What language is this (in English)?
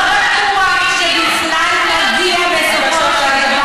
Hebrew